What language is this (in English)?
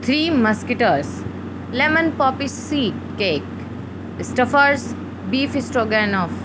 Urdu